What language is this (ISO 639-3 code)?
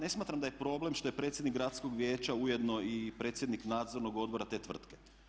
hrv